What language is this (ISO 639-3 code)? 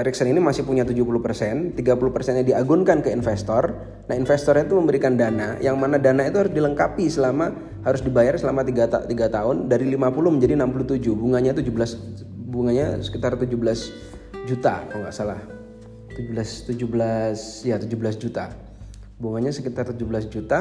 ind